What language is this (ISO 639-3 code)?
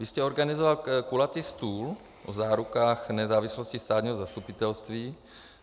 ces